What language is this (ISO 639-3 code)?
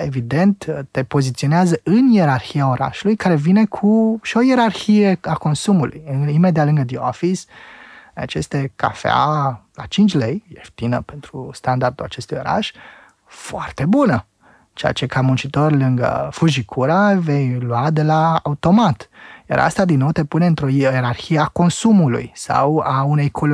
ron